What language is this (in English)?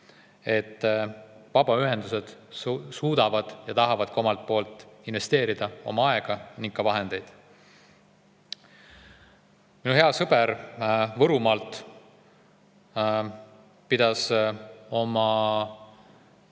Estonian